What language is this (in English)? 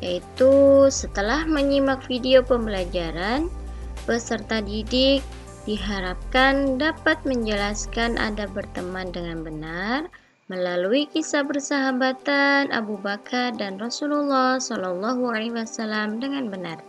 Indonesian